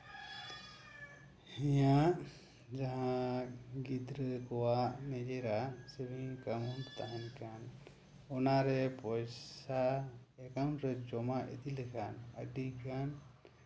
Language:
Santali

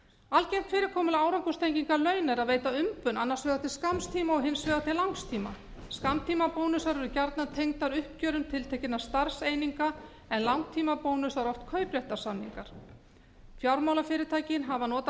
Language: Icelandic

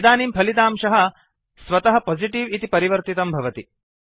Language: Sanskrit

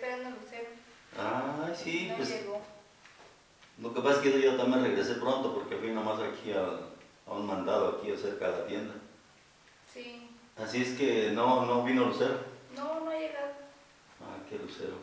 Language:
Spanish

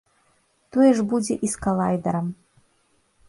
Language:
Belarusian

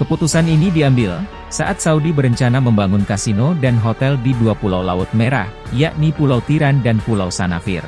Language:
Indonesian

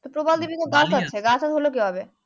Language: Bangla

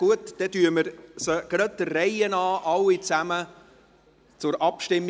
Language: Swiss German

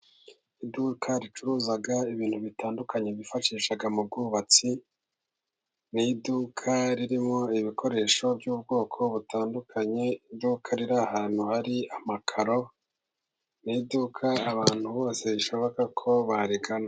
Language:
Kinyarwanda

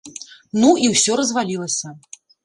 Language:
Belarusian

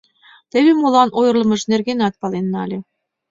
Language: Mari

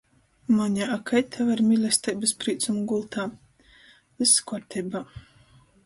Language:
Latgalian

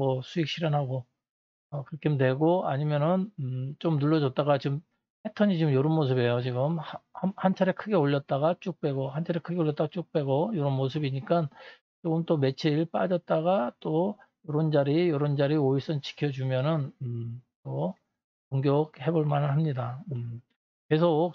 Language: Korean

